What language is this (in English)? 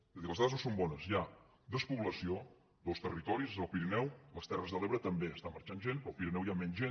Catalan